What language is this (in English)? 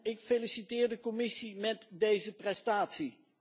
Dutch